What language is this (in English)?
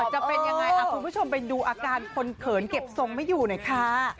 Thai